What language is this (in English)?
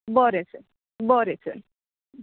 Konkani